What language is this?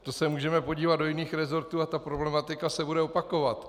Czech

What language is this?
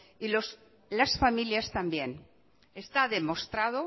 Spanish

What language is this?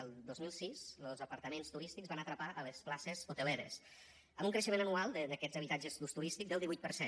Catalan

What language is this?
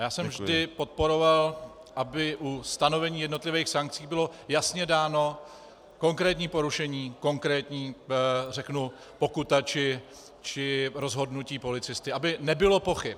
Czech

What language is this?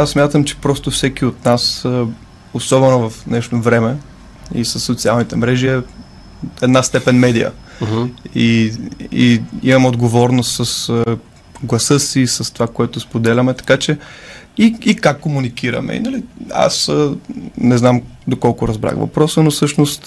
Bulgarian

